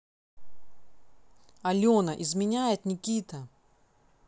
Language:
Russian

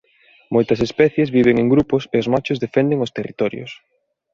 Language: Galician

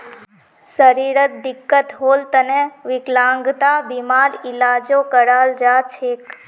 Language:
Magahi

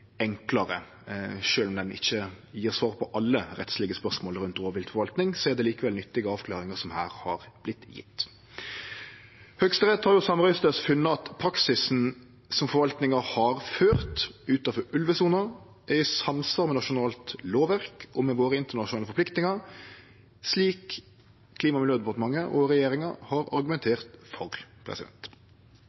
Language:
Norwegian Nynorsk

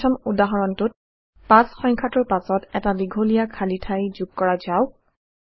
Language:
Assamese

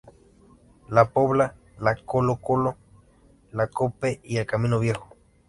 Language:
Spanish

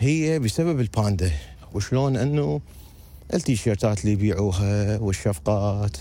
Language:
Arabic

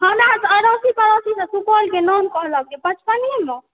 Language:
Maithili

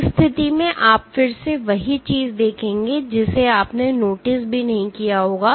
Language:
Hindi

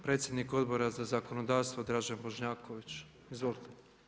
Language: Croatian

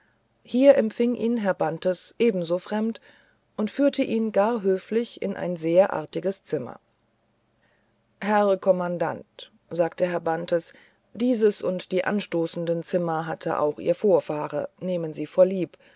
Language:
German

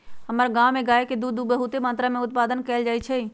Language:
Magahi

